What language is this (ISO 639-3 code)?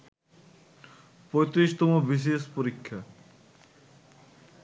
ben